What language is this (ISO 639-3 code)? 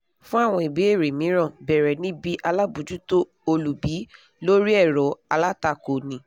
yor